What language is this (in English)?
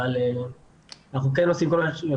Hebrew